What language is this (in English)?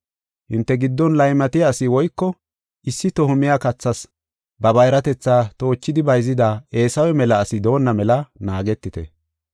Gofa